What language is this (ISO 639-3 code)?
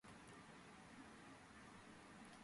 kat